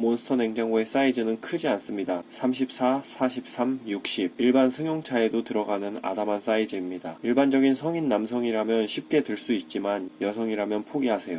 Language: Korean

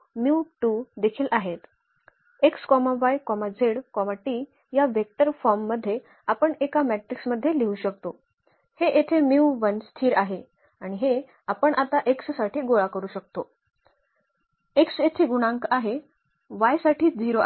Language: Marathi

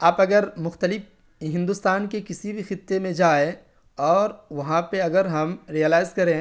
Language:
Urdu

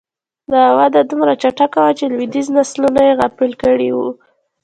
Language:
Pashto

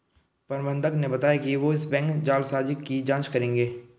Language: Hindi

